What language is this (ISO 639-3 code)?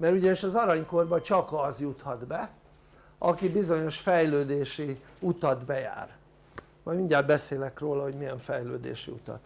hun